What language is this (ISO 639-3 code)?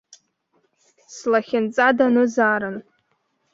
abk